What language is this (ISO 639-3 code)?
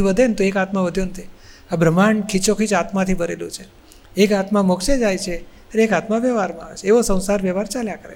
guj